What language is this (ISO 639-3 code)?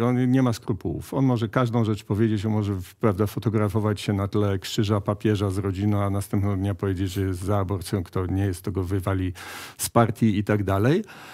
pol